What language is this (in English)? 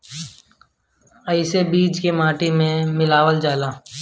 Bhojpuri